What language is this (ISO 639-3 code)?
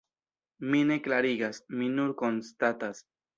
epo